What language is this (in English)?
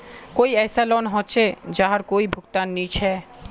Magahi